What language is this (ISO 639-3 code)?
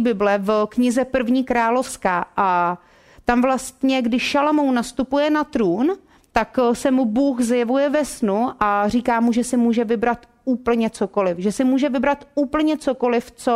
ces